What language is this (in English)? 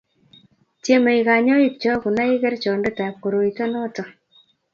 Kalenjin